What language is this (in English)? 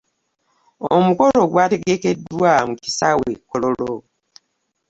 Ganda